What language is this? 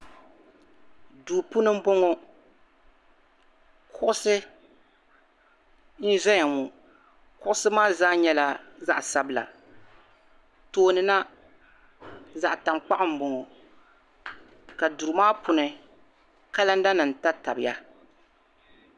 Dagbani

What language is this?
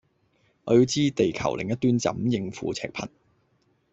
Cantonese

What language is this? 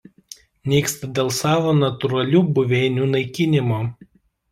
Lithuanian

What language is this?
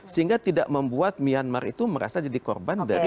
Indonesian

